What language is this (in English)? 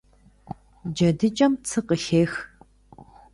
Kabardian